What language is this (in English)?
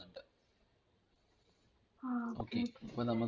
Malayalam